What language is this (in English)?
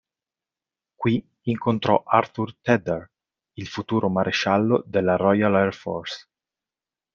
Italian